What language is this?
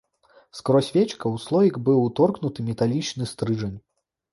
Belarusian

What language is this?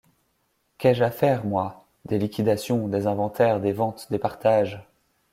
French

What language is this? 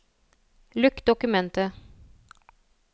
Norwegian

